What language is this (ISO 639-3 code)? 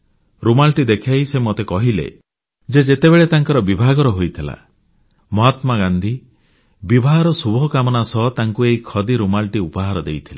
ori